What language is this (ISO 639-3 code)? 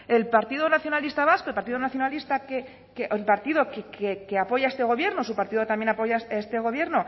spa